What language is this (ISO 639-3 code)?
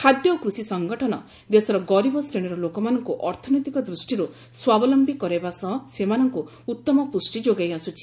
ori